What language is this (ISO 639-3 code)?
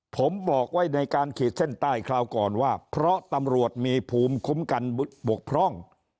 tha